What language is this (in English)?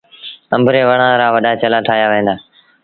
Sindhi Bhil